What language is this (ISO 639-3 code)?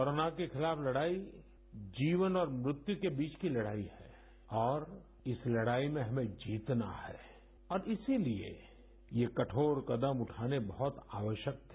hin